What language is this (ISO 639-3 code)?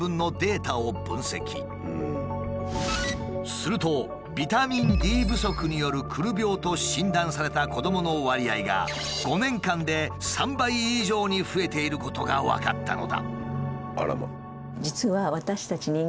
jpn